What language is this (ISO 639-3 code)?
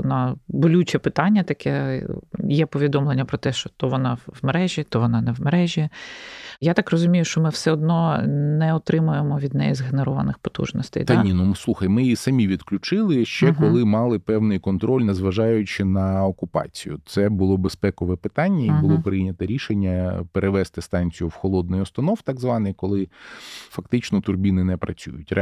ukr